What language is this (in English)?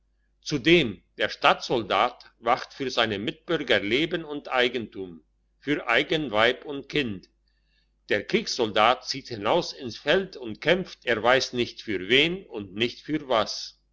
German